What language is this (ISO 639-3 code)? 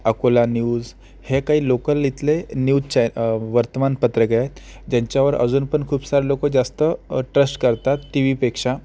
mar